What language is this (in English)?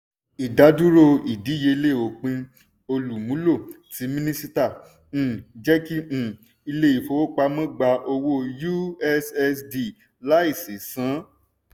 Yoruba